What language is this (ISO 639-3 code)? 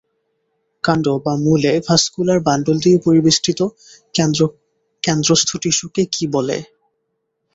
ben